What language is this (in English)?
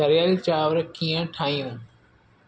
Sindhi